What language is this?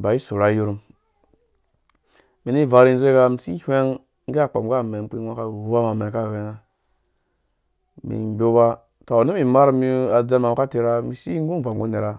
Dũya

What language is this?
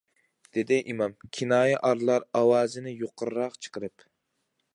Uyghur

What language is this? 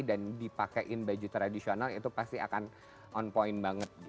Indonesian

